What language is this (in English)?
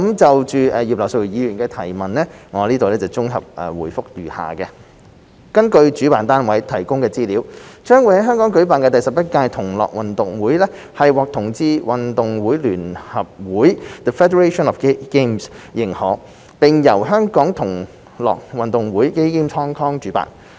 Cantonese